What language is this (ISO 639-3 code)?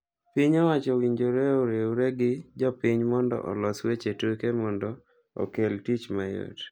luo